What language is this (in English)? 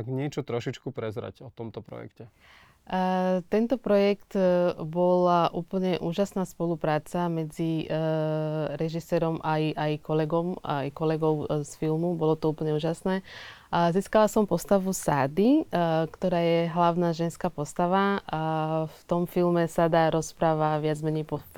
Slovak